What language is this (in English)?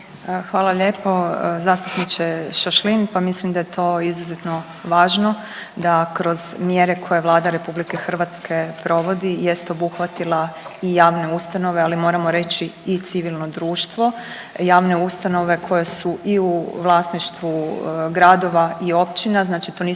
Croatian